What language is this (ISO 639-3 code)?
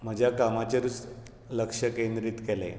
kok